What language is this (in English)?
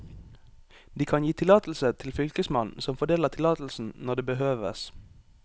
Norwegian